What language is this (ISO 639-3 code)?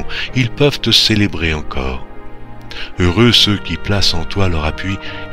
fra